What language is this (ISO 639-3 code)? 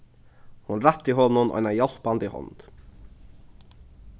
fao